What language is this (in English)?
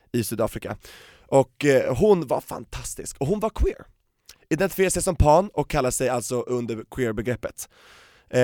Swedish